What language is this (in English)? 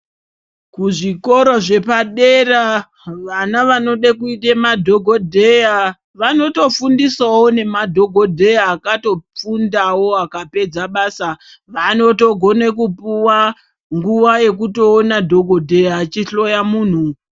Ndau